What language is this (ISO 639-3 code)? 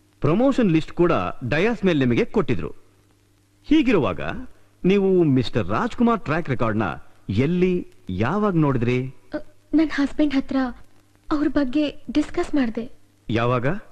kan